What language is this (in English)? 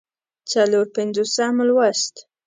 Pashto